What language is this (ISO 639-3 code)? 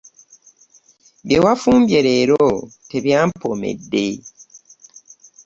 lug